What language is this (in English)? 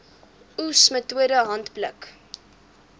Afrikaans